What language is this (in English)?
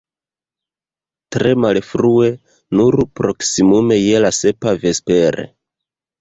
Esperanto